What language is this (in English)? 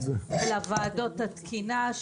Hebrew